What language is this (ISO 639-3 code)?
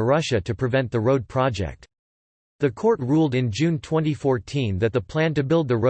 eng